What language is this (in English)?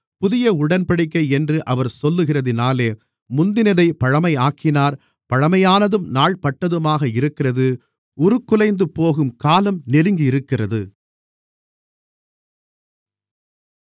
Tamil